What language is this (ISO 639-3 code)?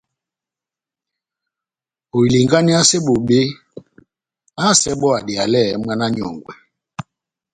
bnm